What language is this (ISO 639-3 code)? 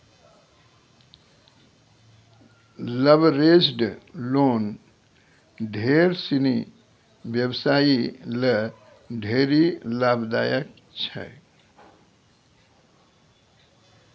mai